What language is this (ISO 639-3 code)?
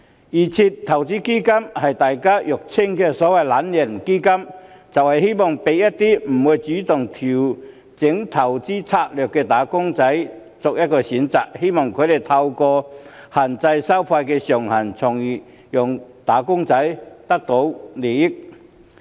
yue